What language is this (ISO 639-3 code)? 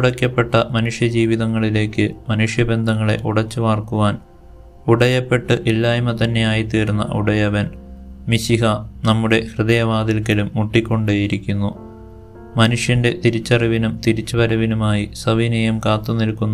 mal